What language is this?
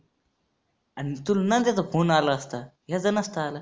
Marathi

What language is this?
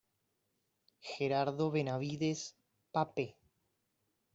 Spanish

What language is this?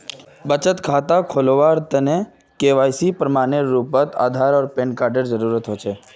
Magahi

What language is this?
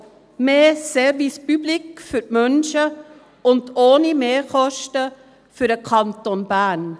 Swiss German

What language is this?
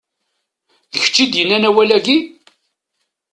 Kabyle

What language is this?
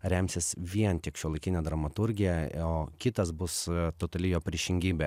Lithuanian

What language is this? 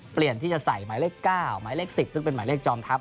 Thai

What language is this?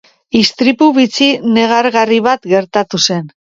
Basque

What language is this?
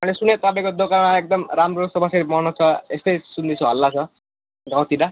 Nepali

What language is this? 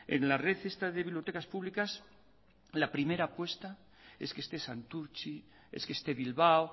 Spanish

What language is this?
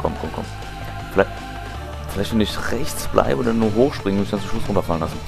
German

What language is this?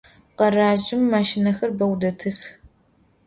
Adyghe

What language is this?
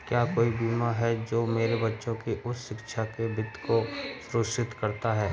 Hindi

